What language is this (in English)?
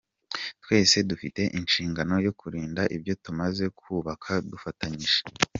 Kinyarwanda